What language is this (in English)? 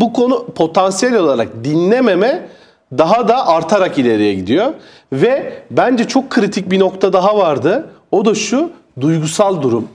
Turkish